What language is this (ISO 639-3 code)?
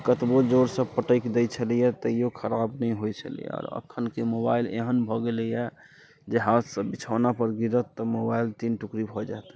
mai